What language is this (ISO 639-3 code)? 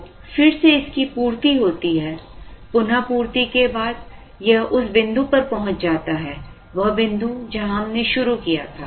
hin